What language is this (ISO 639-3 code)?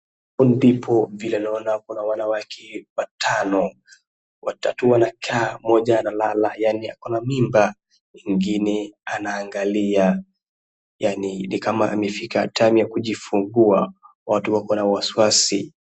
swa